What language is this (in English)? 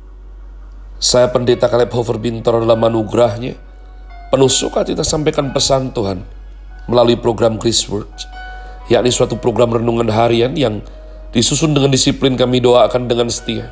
Indonesian